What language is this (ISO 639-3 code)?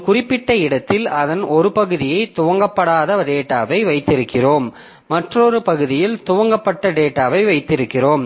tam